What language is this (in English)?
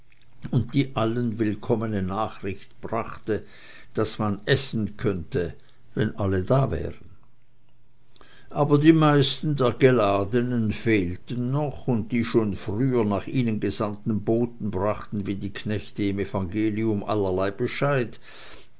German